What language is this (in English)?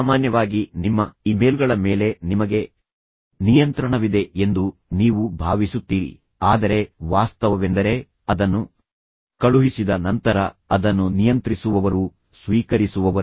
Kannada